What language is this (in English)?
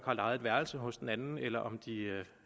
Danish